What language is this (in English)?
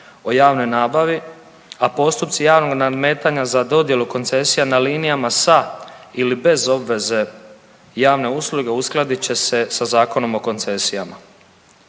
Croatian